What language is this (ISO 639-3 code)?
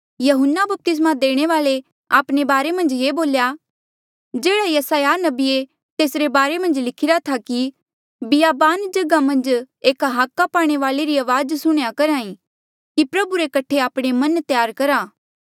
mjl